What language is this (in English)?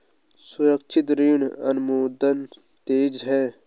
Hindi